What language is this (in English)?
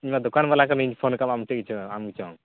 Santali